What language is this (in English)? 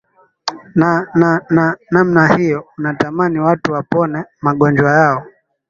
Swahili